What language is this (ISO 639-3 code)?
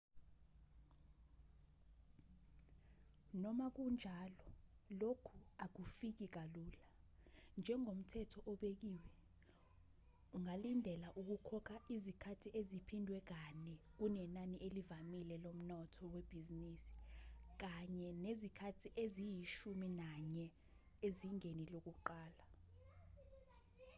zul